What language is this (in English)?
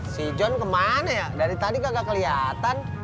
Indonesian